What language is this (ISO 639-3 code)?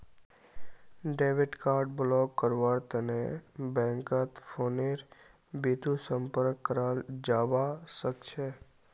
mag